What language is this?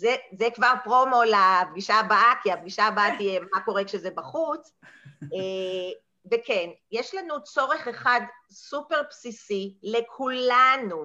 Hebrew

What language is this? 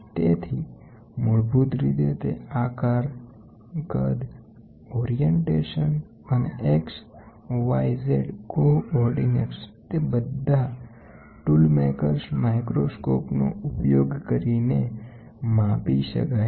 Gujarati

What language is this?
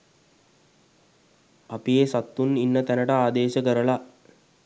Sinhala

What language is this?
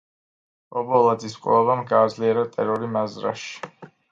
Georgian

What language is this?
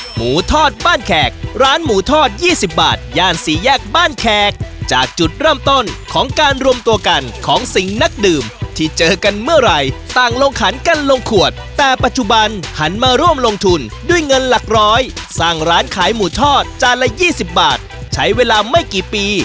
Thai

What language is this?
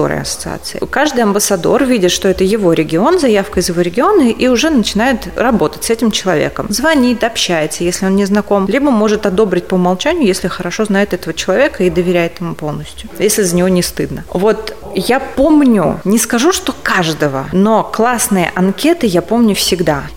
Russian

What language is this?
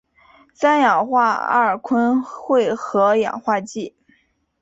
Chinese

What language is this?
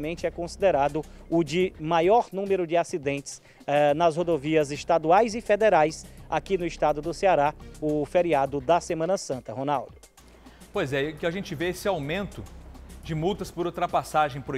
Portuguese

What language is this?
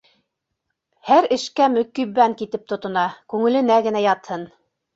Bashkir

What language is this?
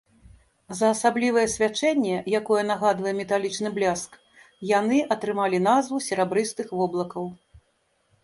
Belarusian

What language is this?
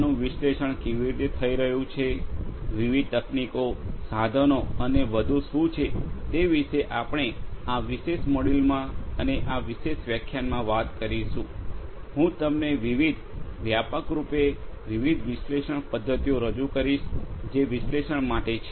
Gujarati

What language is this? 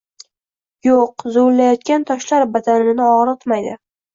Uzbek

